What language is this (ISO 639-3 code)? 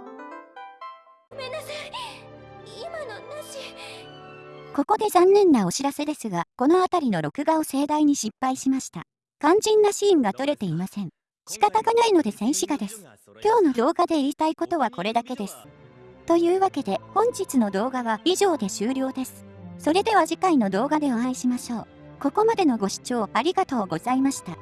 jpn